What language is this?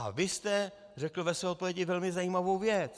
Czech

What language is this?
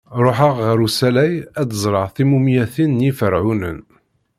Kabyle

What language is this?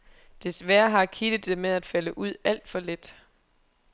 Danish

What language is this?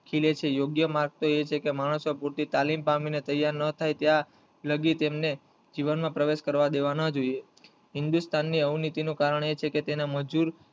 Gujarati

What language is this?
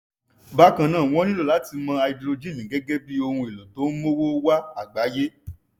Yoruba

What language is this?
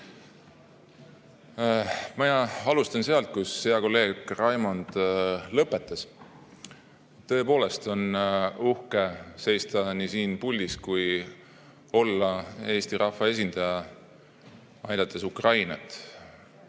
Estonian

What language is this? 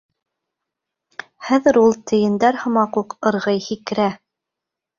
Bashkir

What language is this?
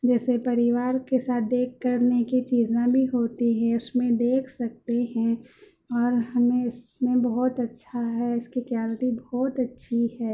Urdu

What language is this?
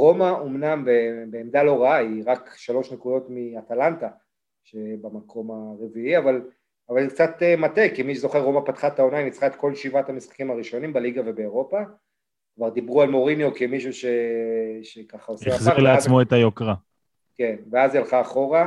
Hebrew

